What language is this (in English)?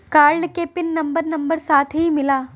Bhojpuri